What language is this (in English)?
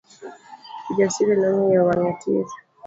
Luo (Kenya and Tanzania)